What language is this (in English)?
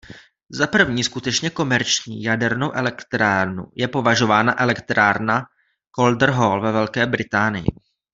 Czech